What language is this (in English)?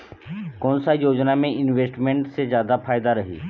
Chhattisgarhi